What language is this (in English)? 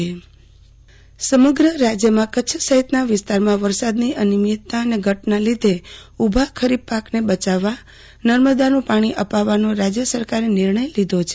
Gujarati